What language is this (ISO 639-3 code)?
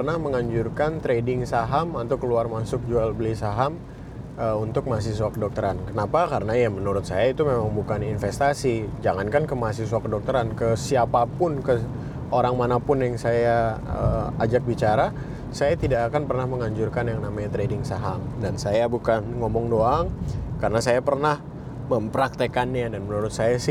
ind